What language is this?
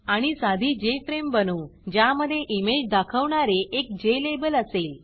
Marathi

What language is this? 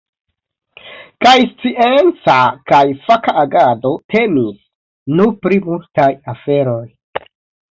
Esperanto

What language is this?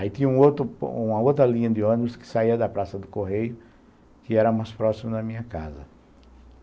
Portuguese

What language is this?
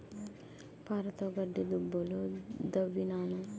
Telugu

